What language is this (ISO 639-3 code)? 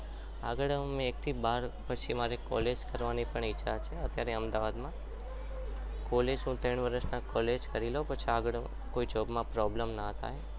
guj